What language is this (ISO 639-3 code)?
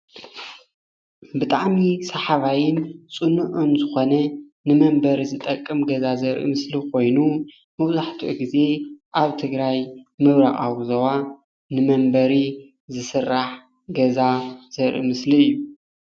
tir